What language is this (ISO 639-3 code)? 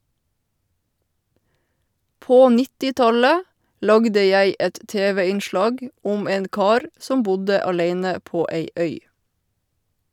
nor